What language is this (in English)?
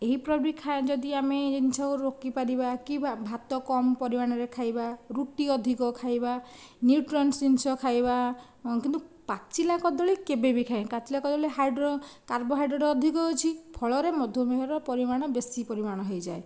Odia